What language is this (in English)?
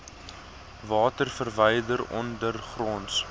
Afrikaans